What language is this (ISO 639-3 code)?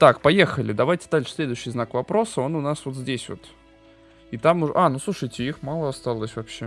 rus